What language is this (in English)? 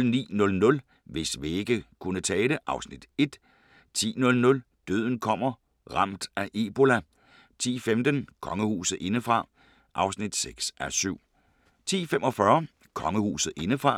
Danish